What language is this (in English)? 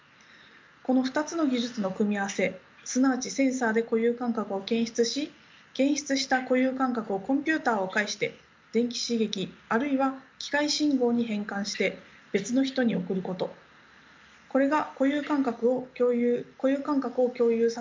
Japanese